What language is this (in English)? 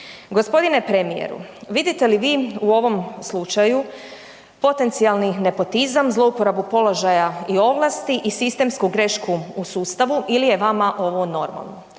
Croatian